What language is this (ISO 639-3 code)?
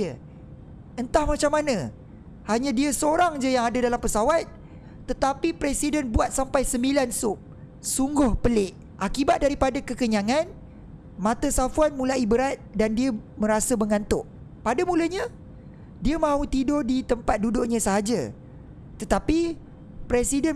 msa